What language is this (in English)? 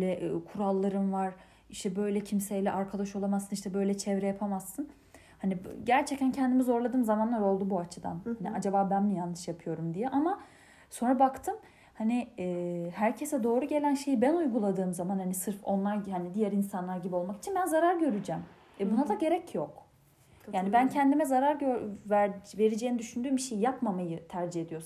Turkish